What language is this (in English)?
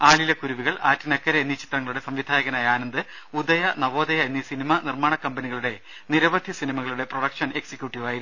Malayalam